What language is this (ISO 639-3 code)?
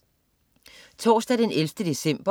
dan